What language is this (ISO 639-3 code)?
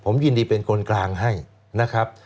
tha